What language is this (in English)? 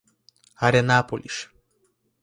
Portuguese